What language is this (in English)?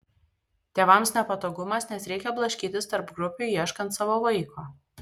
Lithuanian